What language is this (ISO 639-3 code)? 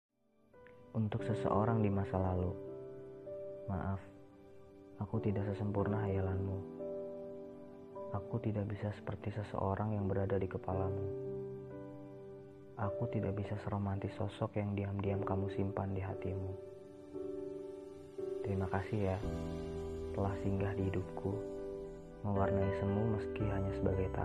ind